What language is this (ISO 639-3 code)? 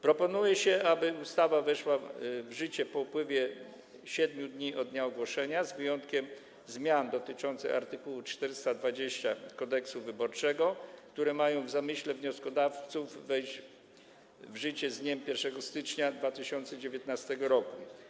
pol